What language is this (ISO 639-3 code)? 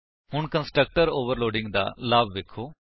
pan